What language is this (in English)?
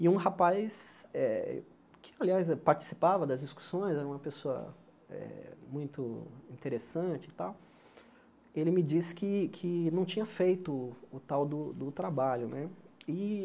Portuguese